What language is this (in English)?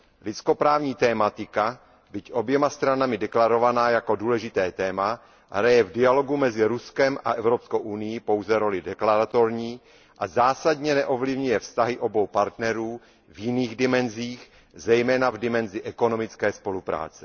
Czech